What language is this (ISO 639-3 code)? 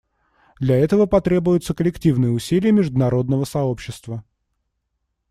rus